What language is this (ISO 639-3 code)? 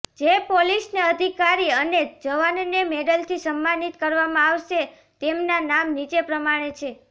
guj